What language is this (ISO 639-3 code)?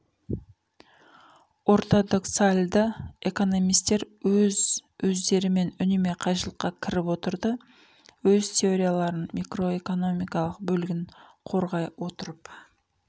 kaz